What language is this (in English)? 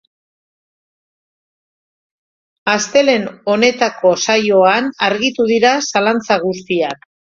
Basque